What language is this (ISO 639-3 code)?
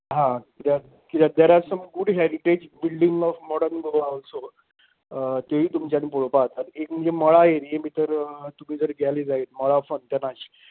kok